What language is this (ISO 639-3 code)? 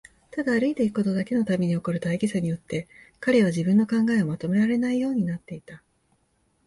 jpn